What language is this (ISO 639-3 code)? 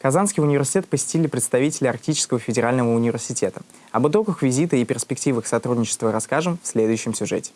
rus